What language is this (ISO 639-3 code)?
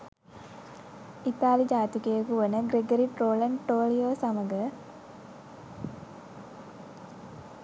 sin